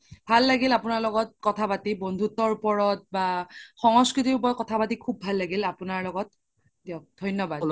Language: Assamese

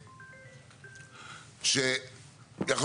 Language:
Hebrew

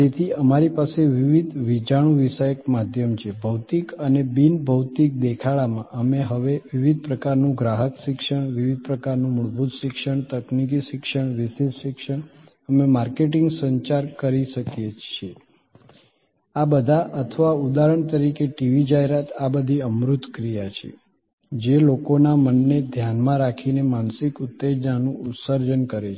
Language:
Gujarati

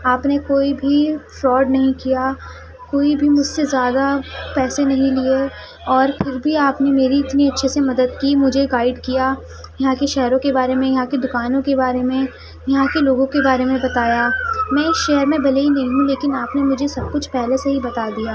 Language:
Urdu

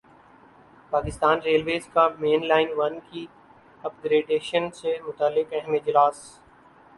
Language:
Urdu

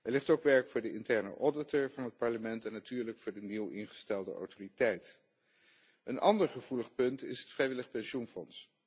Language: Dutch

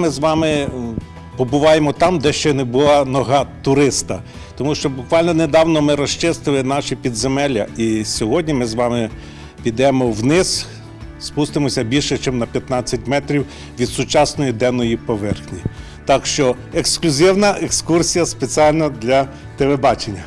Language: Ukrainian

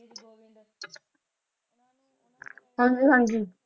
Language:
Punjabi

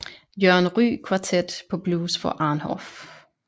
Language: Danish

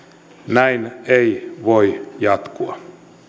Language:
Finnish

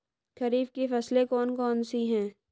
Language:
Hindi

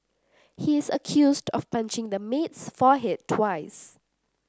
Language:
English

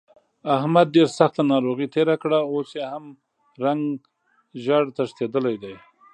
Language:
Pashto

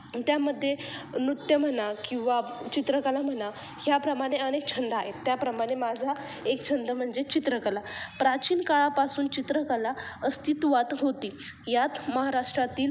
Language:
Marathi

